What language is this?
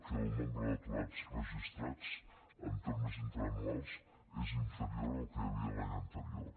Catalan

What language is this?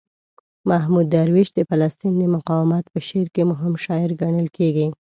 Pashto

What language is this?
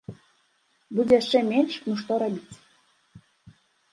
Belarusian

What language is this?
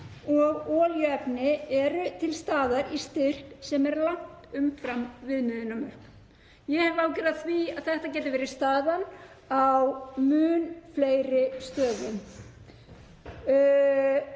Icelandic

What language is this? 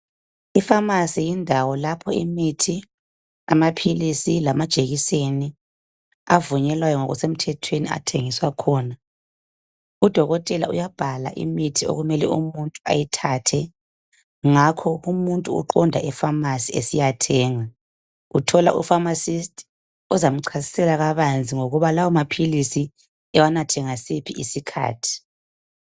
North Ndebele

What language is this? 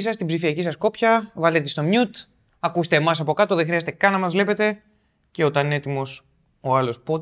Greek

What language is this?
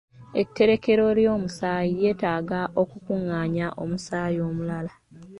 Ganda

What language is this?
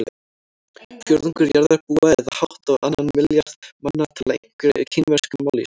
Icelandic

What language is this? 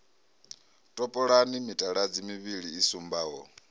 Venda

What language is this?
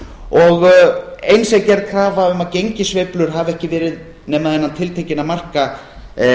Icelandic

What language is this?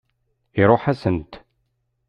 Kabyle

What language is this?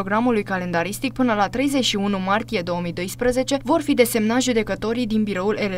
Romanian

